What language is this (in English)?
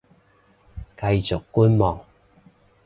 Cantonese